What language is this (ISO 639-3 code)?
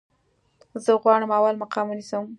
pus